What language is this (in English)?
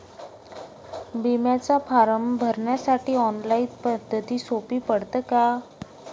Marathi